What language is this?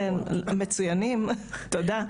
Hebrew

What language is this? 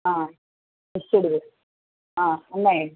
Telugu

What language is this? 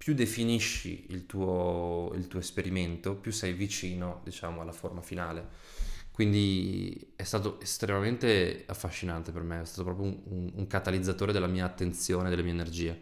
Italian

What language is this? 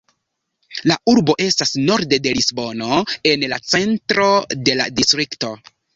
Esperanto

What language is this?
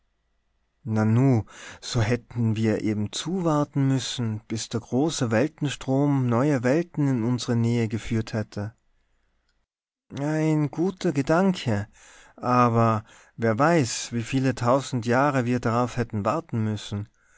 German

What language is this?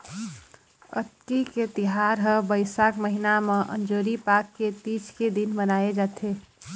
Chhattisgarhi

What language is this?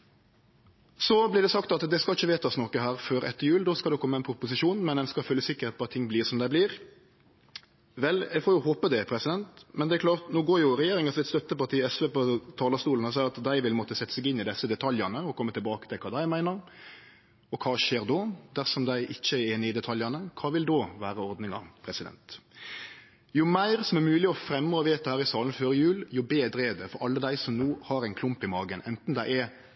Norwegian Nynorsk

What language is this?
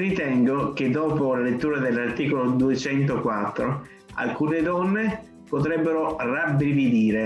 Italian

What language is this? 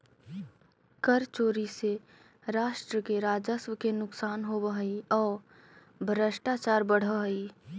Magahi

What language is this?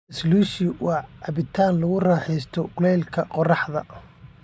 Somali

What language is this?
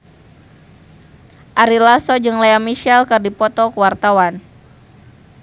Sundanese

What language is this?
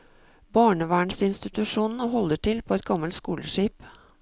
Norwegian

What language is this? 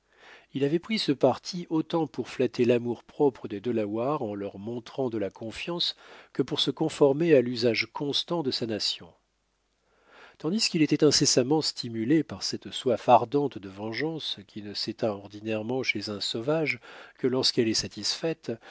French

